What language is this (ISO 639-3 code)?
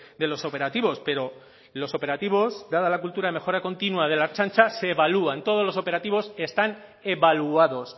spa